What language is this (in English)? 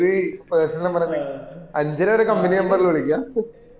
Malayalam